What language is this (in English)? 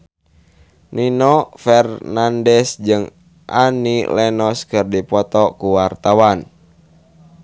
Sundanese